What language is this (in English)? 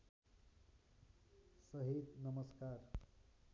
Nepali